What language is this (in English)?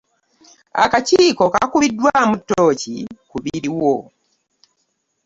Ganda